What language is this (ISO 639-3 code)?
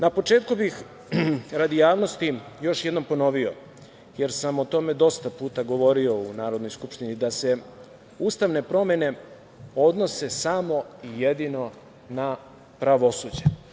srp